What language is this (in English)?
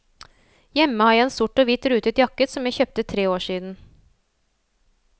Norwegian